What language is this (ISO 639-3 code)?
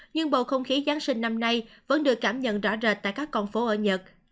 vie